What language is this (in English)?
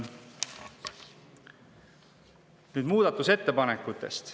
Estonian